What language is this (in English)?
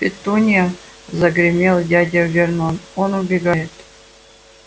Russian